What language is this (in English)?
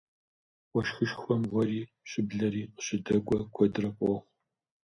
Kabardian